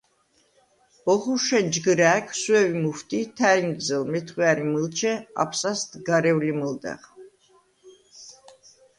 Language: Svan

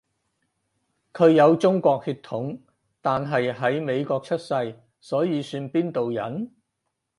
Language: Cantonese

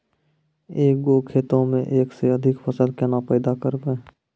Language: Maithili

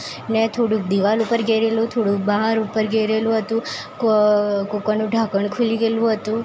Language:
Gujarati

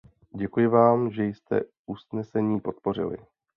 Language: Czech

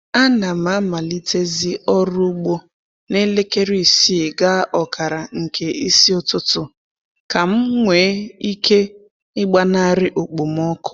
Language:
Igbo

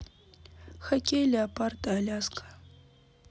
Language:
Russian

